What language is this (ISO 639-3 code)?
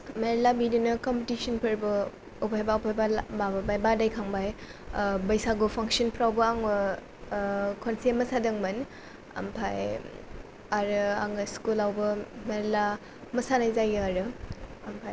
brx